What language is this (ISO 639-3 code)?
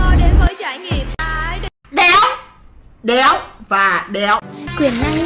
vie